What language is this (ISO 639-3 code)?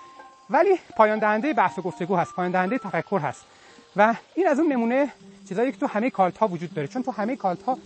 fas